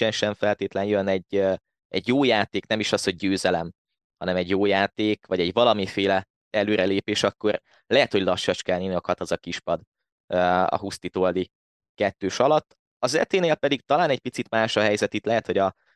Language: Hungarian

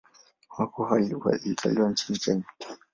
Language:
Swahili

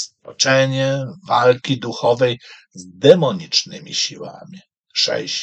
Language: Polish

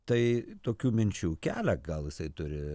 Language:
Lithuanian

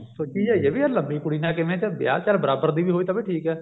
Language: Punjabi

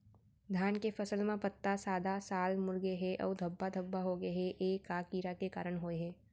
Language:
Chhattisgarhi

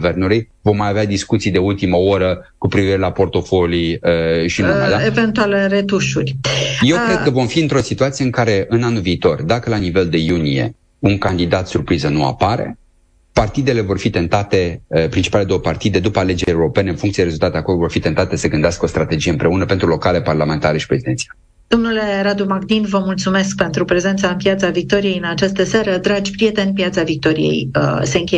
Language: Romanian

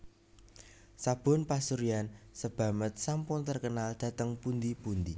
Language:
Javanese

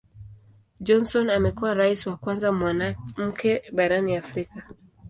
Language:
Swahili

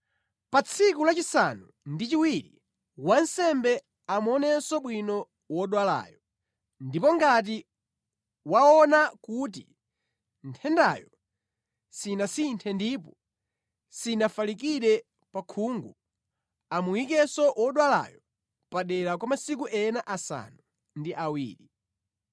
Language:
Nyanja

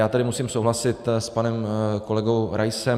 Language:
Czech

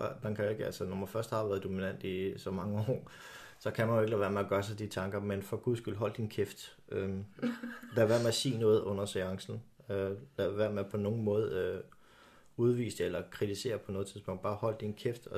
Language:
Danish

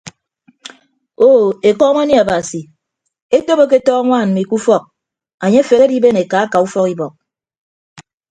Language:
Ibibio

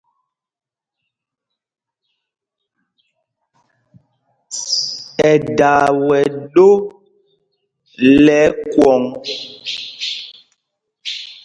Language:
Mpumpong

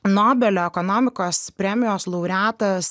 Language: Lithuanian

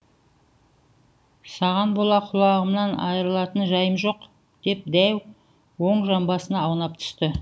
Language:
Kazakh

